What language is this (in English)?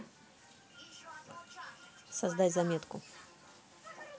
Russian